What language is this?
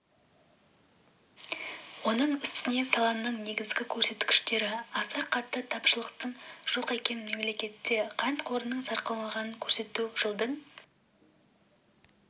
Kazakh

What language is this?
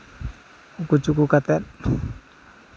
Santali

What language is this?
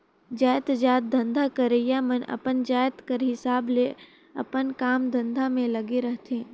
Chhattisgarhi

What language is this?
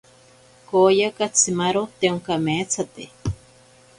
Ashéninka Perené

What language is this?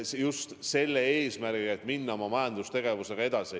Estonian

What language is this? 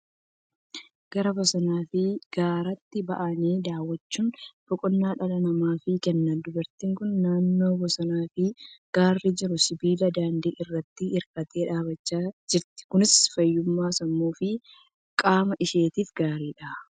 Oromo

